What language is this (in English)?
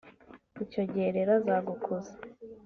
Kinyarwanda